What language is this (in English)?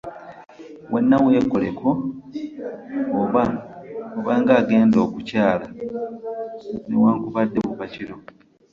Ganda